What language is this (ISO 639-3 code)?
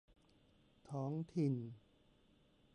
tha